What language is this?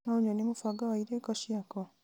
Kikuyu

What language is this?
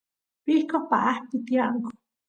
Santiago del Estero Quichua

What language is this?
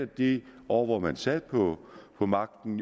Danish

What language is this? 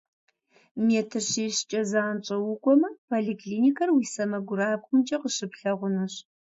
Kabardian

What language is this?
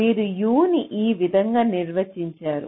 Telugu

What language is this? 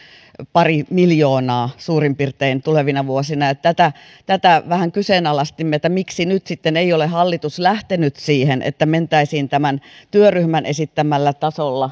Finnish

